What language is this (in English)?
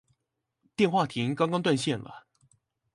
Chinese